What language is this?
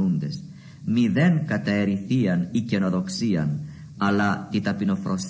Greek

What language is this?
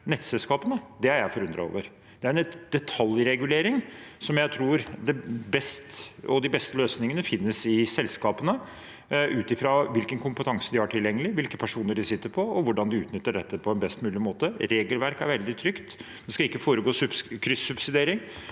Norwegian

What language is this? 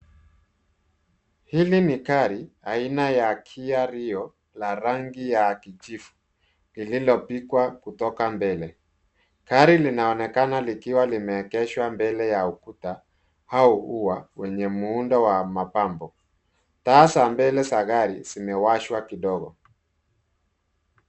Swahili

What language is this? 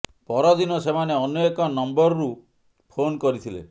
Odia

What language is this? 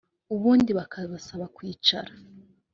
Kinyarwanda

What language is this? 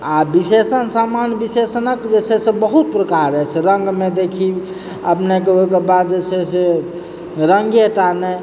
Maithili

